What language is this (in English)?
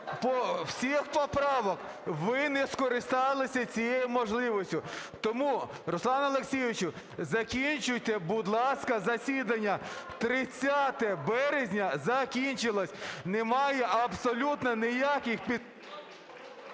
Ukrainian